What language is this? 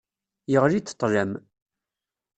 Kabyle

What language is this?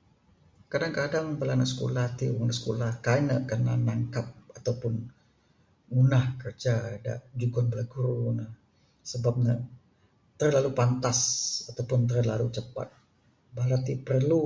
Bukar-Sadung Bidayuh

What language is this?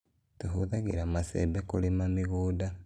Kikuyu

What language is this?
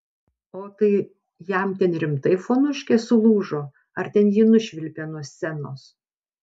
Lithuanian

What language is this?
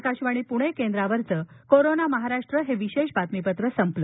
Marathi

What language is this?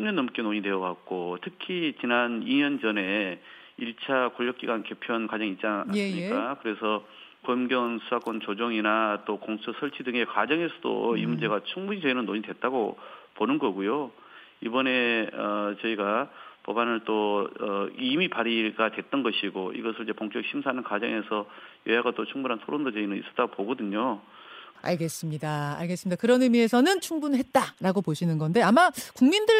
Korean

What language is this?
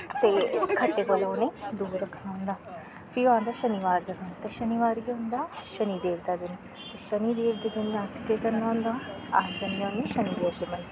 Dogri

